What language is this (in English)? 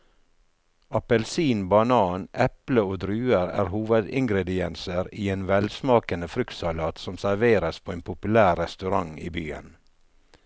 Norwegian